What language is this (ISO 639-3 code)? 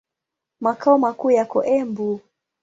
swa